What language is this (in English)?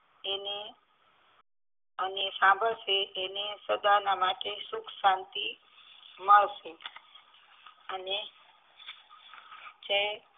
Gujarati